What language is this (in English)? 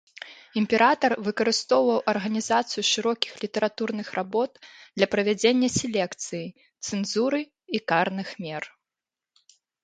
Belarusian